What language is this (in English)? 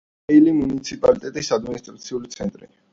Georgian